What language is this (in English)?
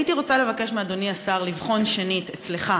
Hebrew